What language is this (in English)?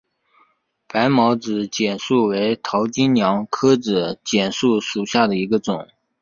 Chinese